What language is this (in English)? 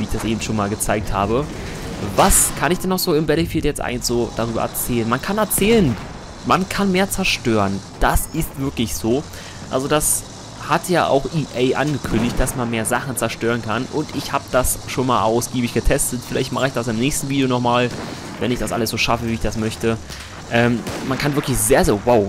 German